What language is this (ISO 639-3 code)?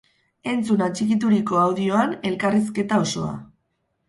eus